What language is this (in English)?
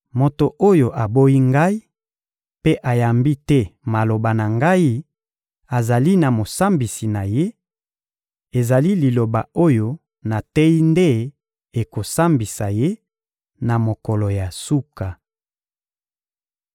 Lingala